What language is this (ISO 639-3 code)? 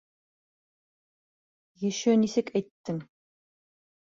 bak